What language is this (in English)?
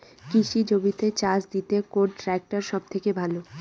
Bangla